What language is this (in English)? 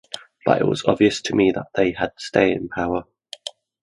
English